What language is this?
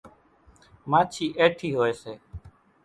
Kachi Koli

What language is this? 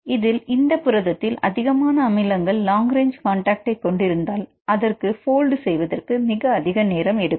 Tamil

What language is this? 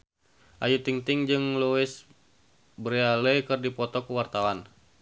Sundanese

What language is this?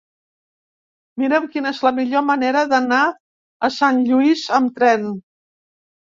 Catalan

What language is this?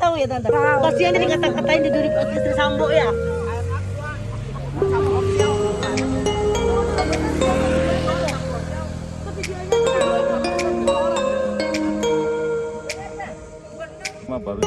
Indonesian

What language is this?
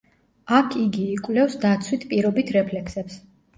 Georgian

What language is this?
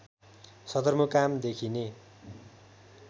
Nepali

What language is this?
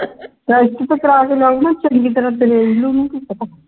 Punjabi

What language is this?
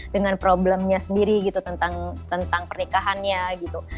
Indonesian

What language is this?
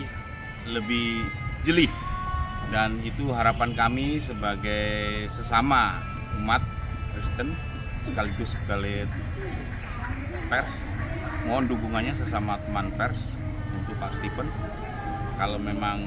Indonesian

